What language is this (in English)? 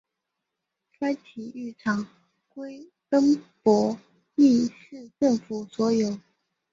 Chinese